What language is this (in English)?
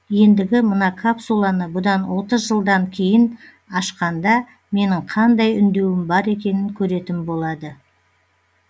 Kazakh